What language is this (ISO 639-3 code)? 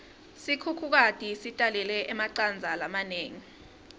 ssw